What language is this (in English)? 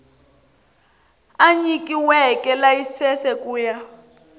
Tsonga